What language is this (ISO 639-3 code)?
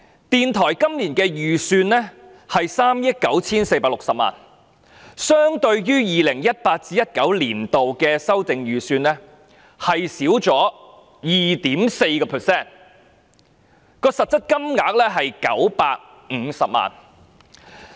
yue